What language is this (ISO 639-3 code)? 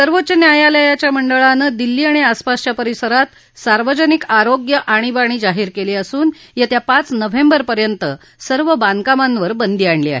mar